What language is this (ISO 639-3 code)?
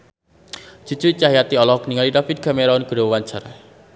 sun